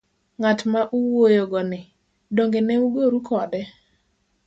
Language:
Luo (Kenya and Tanzania)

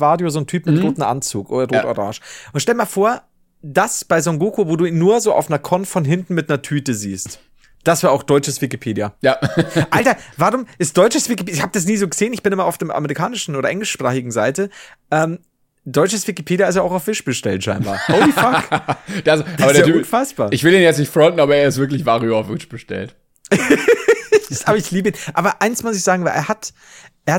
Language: German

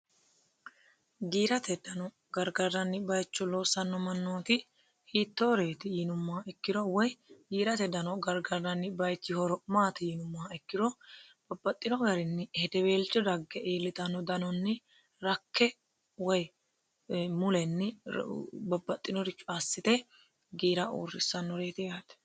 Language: Sidamo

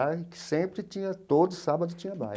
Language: Portuguese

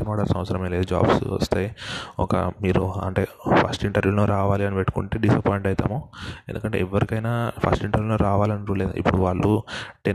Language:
Telugu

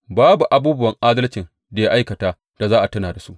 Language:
Hausa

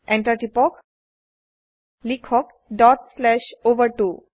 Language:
Assamese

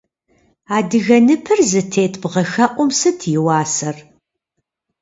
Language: Kabardian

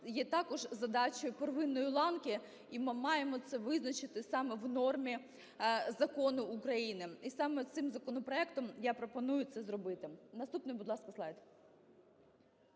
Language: Ukrainian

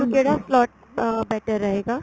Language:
Punjabi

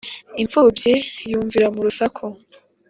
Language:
Kinyarwanda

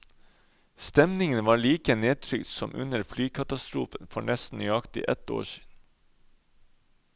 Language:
Norwegian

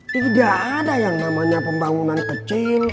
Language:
Indonesian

